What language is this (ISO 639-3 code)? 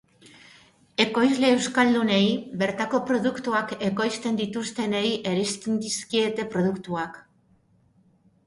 eus